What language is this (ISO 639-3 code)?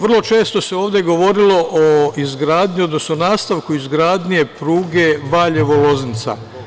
srp